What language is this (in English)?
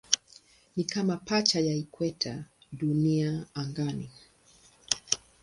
Swahili